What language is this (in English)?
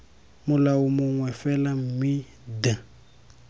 Tswana